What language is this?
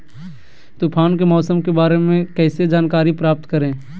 Magahi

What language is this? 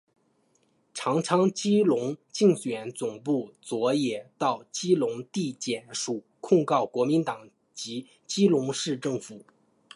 Chinese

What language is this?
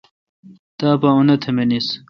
Kalkoti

